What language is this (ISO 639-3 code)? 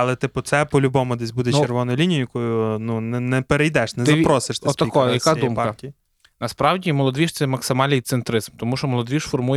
ukr